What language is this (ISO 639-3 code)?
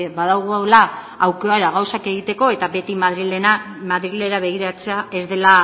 eus